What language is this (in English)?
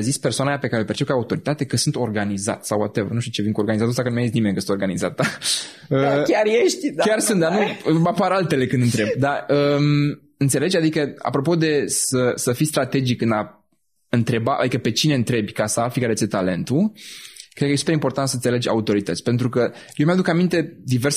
Romanian